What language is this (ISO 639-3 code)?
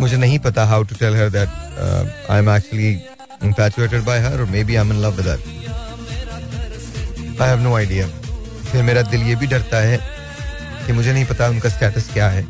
hin